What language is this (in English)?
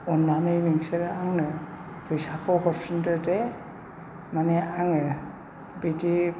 Bodo